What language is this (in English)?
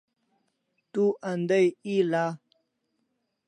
Kalasha